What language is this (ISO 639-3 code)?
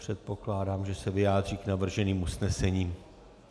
ces